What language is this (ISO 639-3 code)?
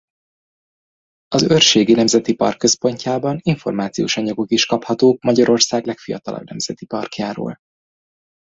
hun